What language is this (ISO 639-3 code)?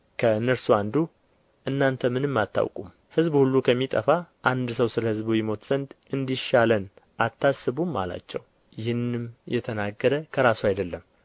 amh